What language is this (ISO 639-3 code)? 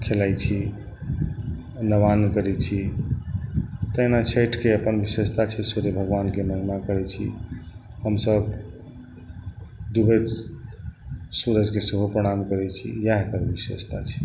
mai